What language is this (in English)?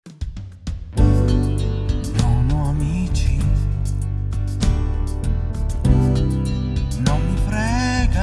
Italian